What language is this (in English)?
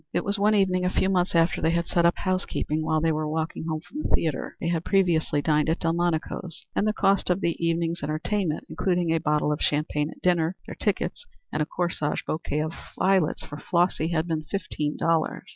English